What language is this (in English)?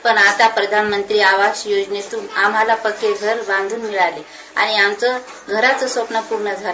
Marathi